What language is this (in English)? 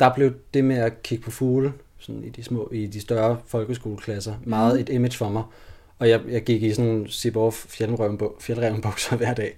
Danish